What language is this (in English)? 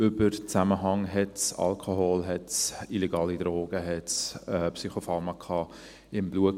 Swiss German